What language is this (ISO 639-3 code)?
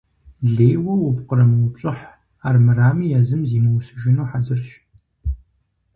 kbd